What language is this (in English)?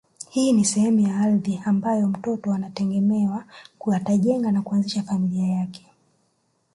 Swahili